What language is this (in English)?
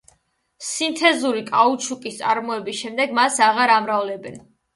Georgian